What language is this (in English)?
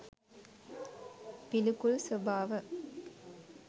Sinhala